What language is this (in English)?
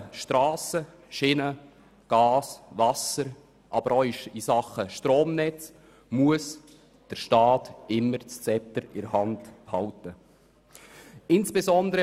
Swiss German